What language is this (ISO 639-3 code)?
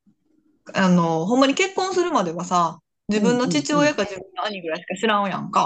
jpn